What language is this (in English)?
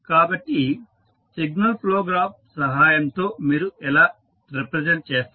Telugu